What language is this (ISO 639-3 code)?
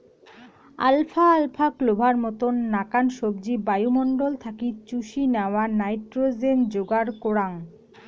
ben